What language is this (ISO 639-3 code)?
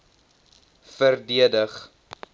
afr